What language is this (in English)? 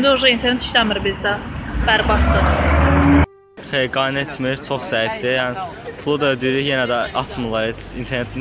Turkish